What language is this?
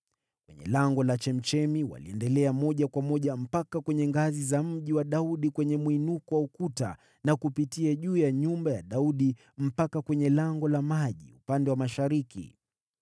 Swahili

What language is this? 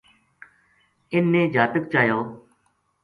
Gujari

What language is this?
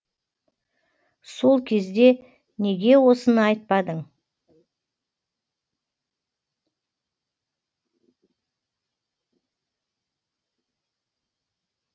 Kazakh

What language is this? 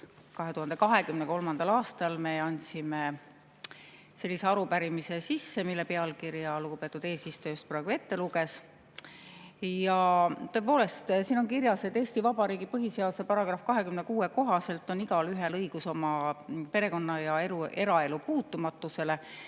Estonian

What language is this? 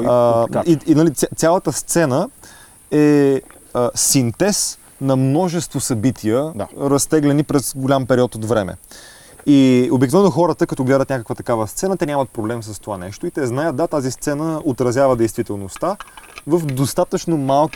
Bulgarian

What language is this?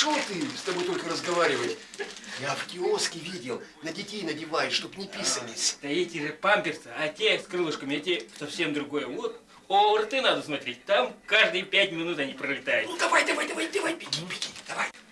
Russian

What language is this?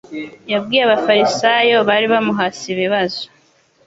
Kinyarwanda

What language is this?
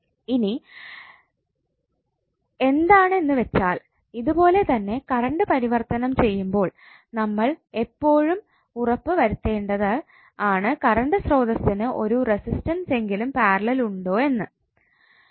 Malayalam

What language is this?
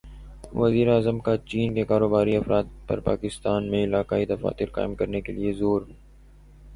Urdu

